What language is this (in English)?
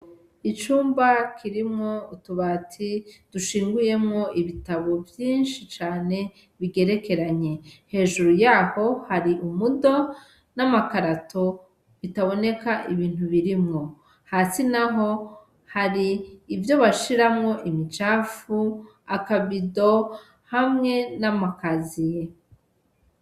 Rundi